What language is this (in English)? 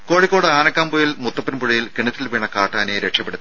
Malayalam